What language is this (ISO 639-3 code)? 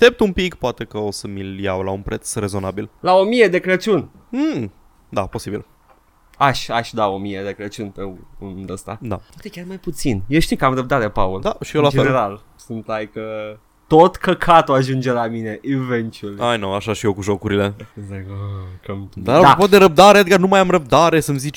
ron